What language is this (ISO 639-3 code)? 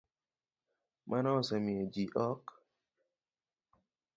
luo